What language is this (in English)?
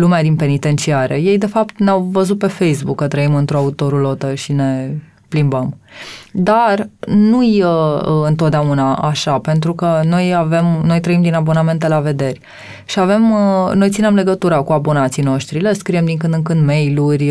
Romanian